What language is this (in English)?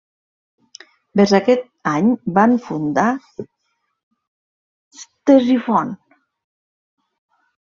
Catalan